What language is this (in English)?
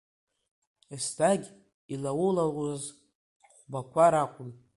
Abkhazian